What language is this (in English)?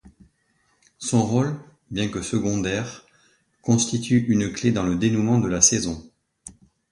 French